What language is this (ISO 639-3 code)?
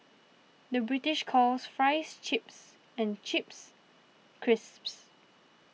eng